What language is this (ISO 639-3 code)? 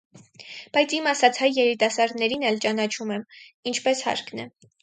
hye